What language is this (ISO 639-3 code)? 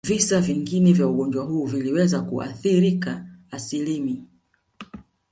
swa